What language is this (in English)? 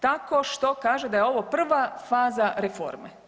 Croatian